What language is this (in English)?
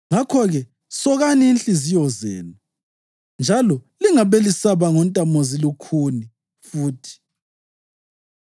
North Ndebele